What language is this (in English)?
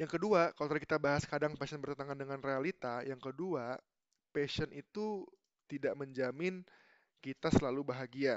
Indonesian